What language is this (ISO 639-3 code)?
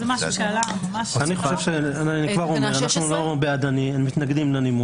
heb